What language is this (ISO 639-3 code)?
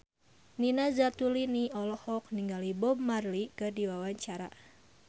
sun